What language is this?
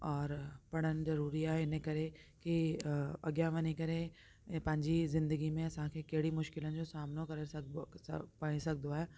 Sindhi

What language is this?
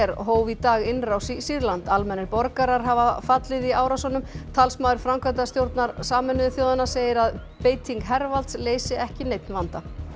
Icelandic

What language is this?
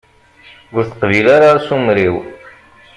Kabyle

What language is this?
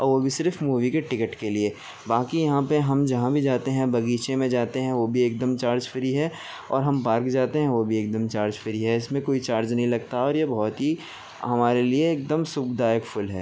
Urdu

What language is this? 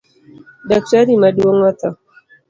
Luo (Kenya and Tanzania)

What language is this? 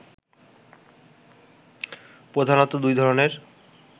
Bangla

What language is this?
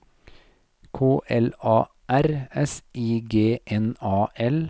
Norwegian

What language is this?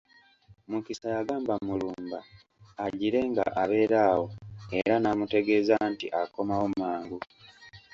Ganda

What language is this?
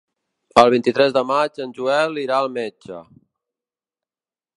Catalan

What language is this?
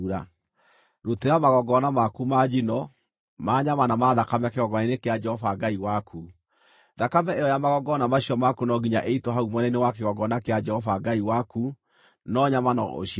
Kikuyu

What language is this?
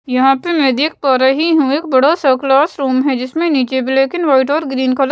Hindi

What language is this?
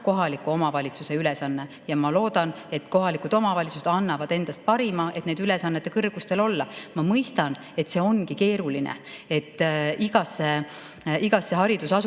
Estonian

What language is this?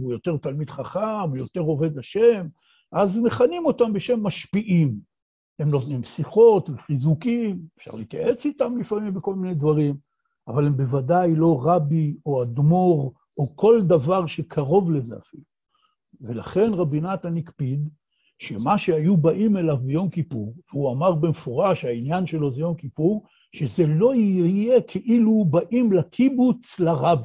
Hebrew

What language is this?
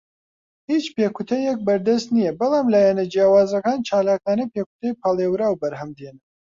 Central Kurdish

